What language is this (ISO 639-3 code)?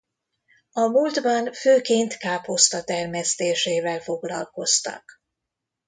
hun